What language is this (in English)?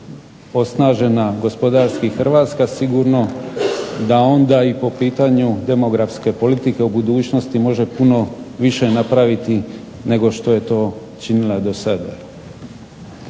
Croatian